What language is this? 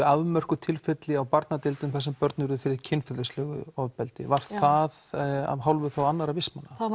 Icelandic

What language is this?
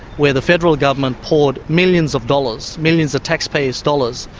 English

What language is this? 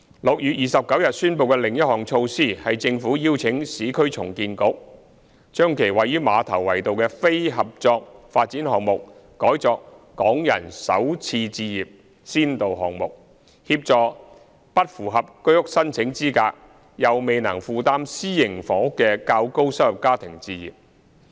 Cantonese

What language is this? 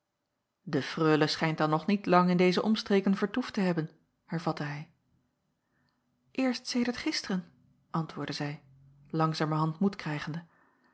Dutch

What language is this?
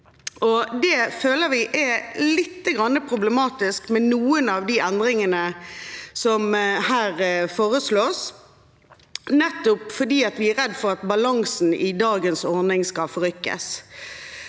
Norwegian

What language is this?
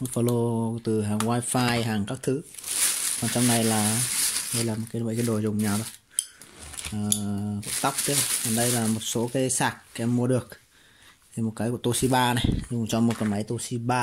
Vietnamese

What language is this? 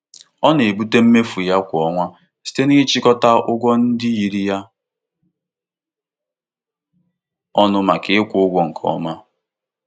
Igbo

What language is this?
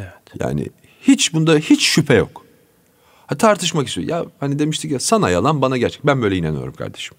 Turkish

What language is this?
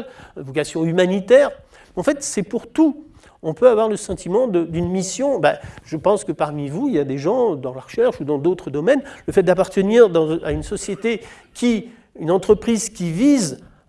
French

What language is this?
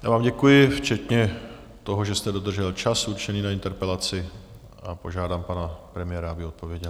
Czech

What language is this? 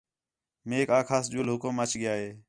Khetrani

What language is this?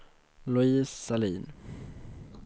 Swedish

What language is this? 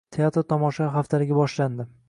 Uzbek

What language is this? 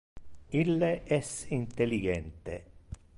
Interlingua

